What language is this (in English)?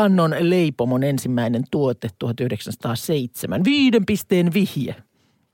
Finnish